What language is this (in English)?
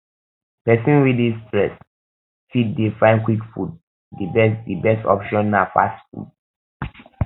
Nigerian Pidgin